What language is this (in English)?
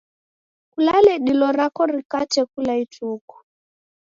Taita